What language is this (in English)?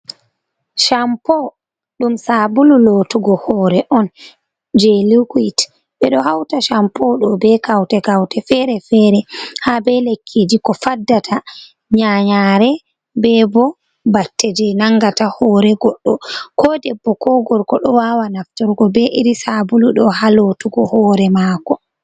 Fula